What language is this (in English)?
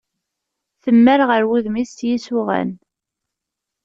Kabyle